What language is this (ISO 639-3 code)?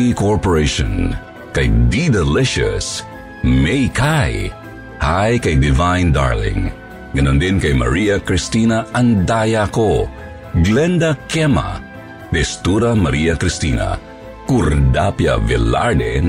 fil